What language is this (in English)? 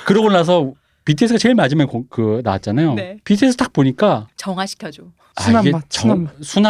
Korean